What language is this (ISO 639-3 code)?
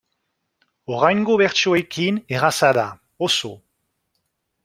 eus